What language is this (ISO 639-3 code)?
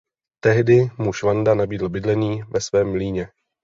ces